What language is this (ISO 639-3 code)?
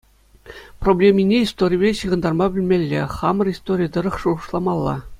chv